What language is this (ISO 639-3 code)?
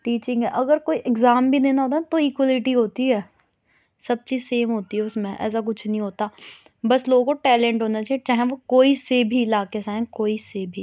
urd